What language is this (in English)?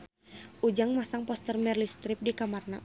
Sundanese